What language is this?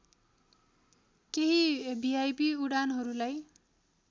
Nepali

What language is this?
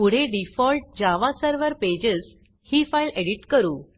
Marathi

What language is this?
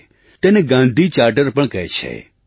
Gujarati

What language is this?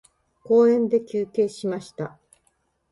Japanese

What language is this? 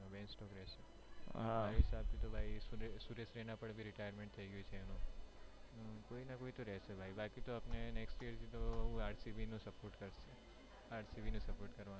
Gujarati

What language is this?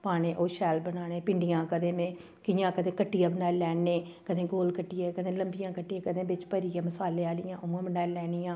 Dogri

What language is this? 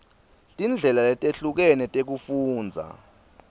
Swati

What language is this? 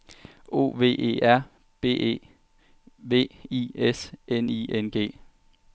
Danish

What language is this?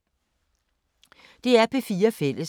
Danish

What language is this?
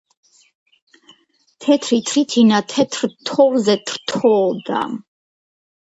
Georgian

